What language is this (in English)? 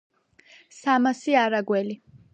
Georgian